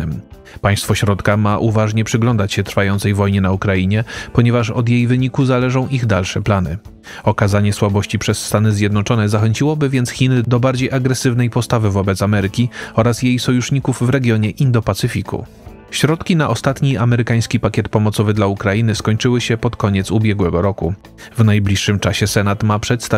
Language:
Polish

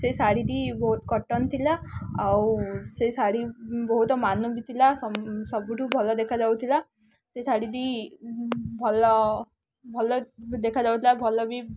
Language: Odia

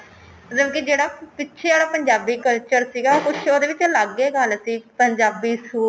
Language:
Punjabi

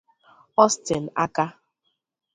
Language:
Igbo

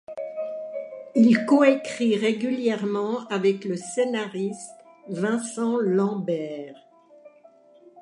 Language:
French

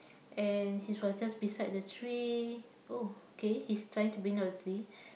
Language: English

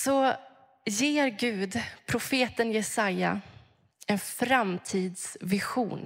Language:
Swedish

